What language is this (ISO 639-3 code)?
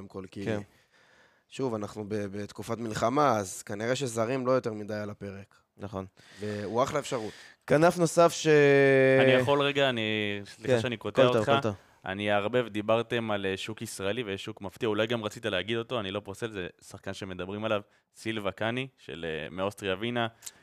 heb